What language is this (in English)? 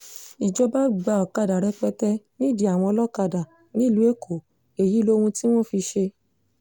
Yoruba